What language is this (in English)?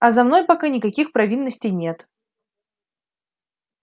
Russian